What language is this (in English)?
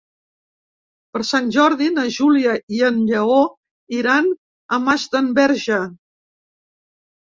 Catalan